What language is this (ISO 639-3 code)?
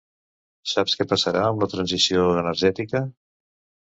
cat